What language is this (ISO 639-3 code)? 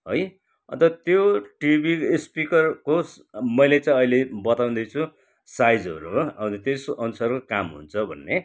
nep